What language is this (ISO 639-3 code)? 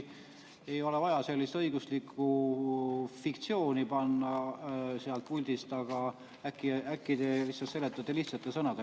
est